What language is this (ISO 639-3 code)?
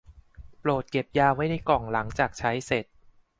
tha